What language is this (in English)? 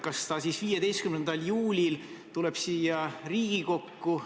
Estonian